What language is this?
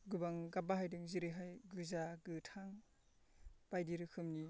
Bodo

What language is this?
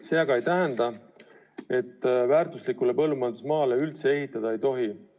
Estonian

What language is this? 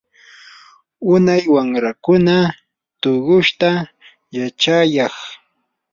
Yanahuanca Pasco Quechua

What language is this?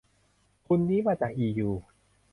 Thai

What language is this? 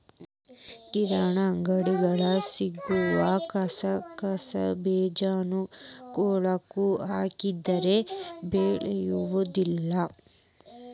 Kannada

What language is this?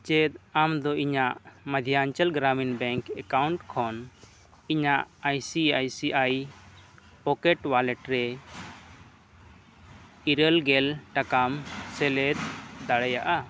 Santali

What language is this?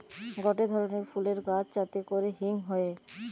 Bangla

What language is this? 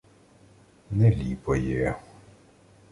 Ukrainian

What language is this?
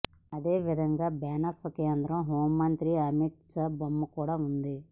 Telugu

